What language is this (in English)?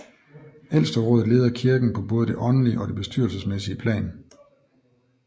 Danish